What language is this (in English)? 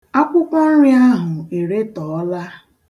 Igbo